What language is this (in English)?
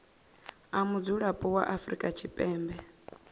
Venda